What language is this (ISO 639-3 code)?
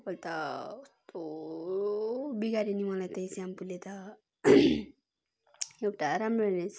nep